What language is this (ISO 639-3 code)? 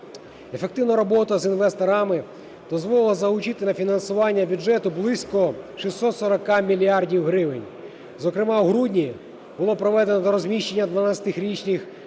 ukr